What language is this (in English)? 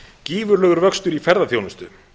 Icelandic